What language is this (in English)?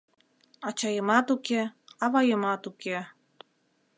Mari